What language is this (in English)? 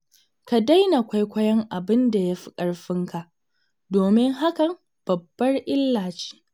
Hausa